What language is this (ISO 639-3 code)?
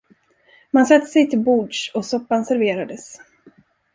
swe